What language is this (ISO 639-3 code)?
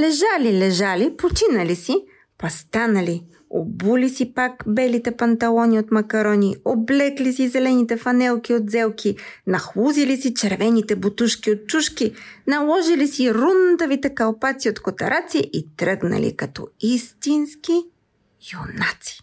bul